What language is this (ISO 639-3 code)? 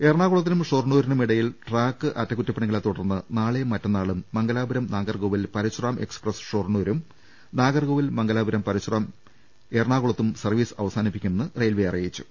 mal